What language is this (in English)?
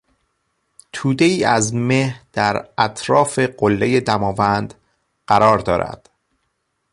Persian